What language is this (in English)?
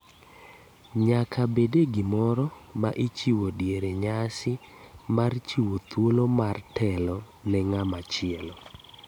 Luo (Kenya and Tanzania)